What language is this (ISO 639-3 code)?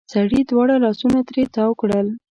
pus